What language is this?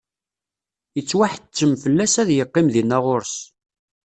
Kabyle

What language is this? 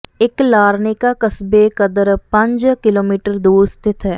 Punjabi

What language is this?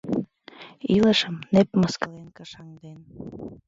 Mari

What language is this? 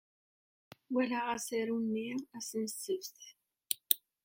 Kabyle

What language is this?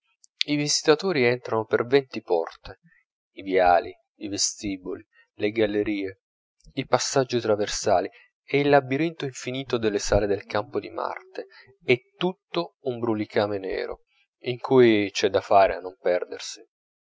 Italian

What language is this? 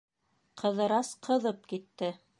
Bashkir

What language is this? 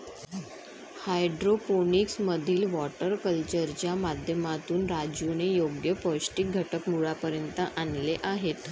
Marathi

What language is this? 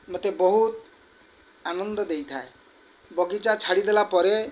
Odia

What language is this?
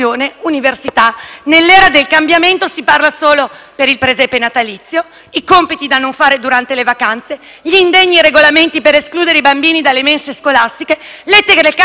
Italian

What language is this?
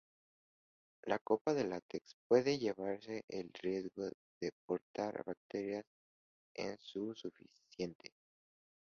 Spanish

